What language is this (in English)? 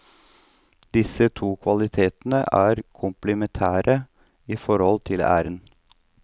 Norwegian